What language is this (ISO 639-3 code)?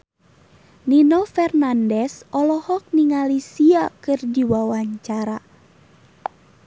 sun